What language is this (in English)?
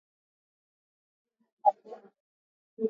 Swahili